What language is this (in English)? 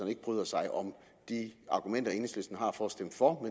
Danish